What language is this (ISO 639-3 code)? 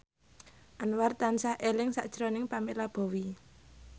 jav